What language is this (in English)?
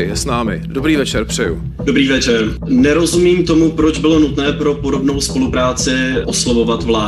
Czech